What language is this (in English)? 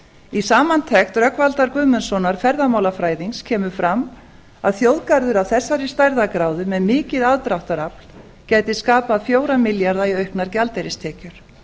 Icelandic